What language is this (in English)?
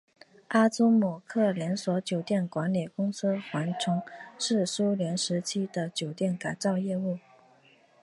Chinese